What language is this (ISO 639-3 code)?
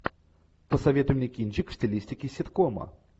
rus